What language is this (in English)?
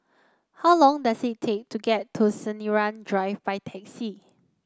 English